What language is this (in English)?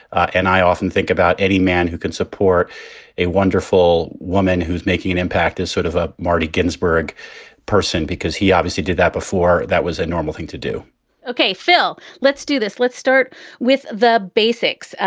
English